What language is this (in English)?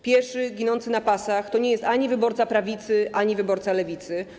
Polish